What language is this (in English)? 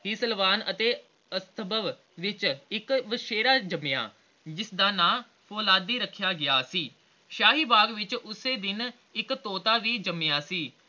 Punjabi